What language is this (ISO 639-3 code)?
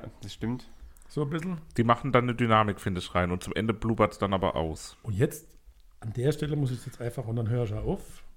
deu